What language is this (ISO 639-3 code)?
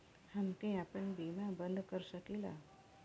bho